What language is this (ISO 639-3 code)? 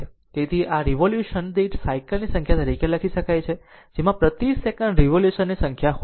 guj